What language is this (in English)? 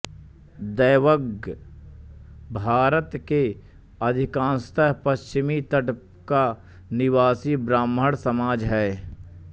Hindi